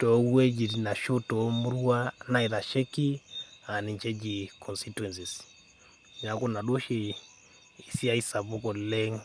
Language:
Masai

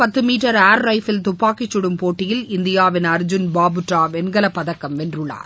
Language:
Tamil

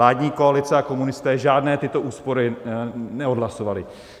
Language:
Czech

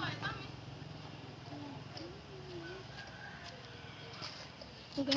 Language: Indonesian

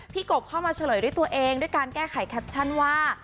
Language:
Thai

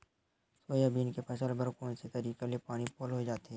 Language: Chhattisgarhi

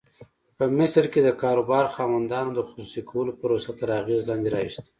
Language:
Pashto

